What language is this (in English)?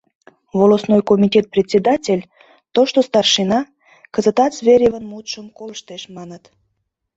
Mari